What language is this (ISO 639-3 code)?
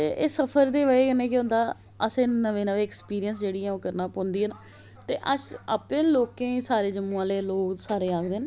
doi